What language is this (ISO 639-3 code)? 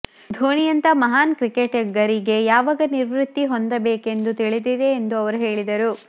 kan